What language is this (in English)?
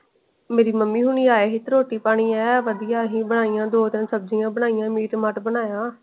Punjabi